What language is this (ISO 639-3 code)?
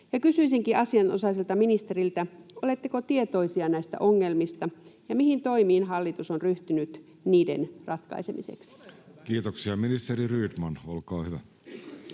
fin